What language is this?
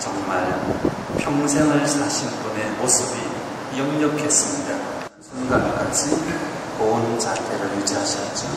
Korean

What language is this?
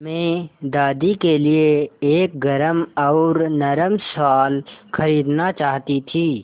Hindi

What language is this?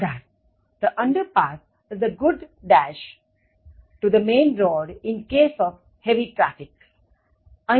Gujarati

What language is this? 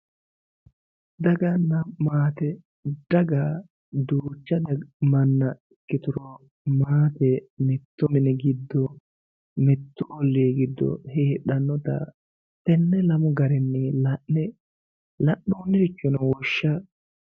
Sidamo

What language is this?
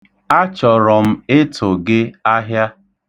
Igbo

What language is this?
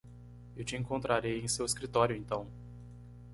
Portuguese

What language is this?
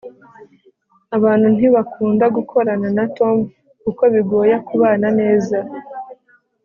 Kinyarwanda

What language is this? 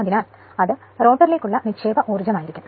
Malayalam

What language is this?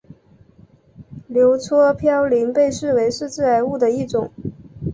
Chinese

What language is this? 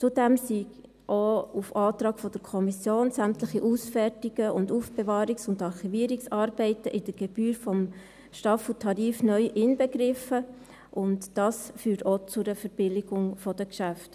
Swiss German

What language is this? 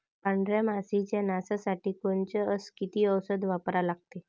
Marathi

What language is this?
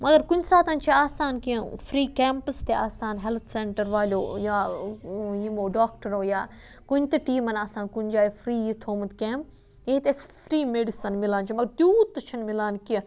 Kashmiri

